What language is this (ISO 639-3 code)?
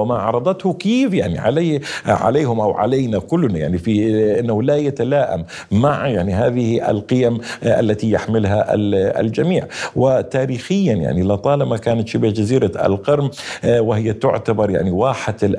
ara